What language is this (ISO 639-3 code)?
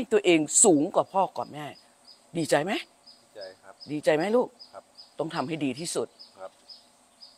tha